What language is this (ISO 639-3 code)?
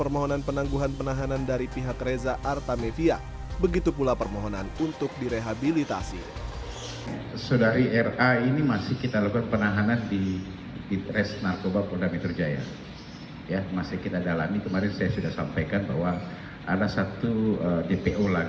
ind